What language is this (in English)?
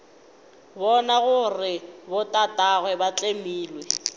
Northern Sotho